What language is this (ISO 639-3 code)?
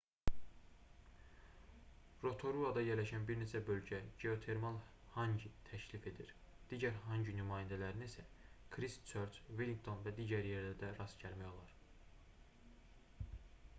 aze